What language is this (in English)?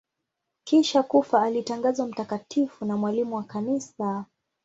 Swahili